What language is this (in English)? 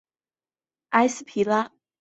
Chinese